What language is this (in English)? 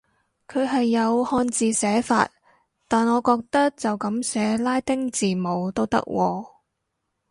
Cantonese